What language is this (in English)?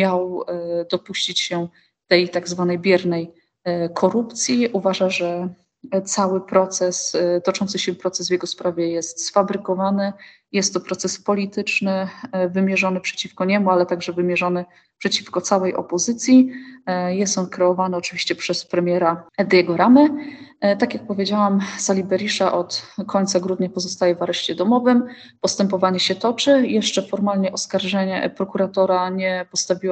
Polish